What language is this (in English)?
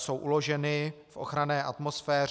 Czech